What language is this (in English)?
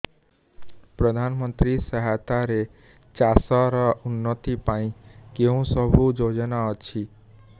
Odia